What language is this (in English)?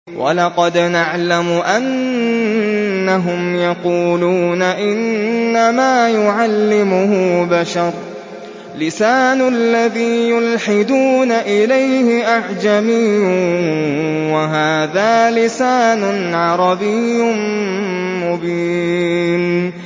Arabic